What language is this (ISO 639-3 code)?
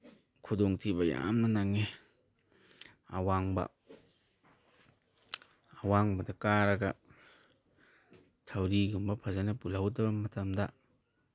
mni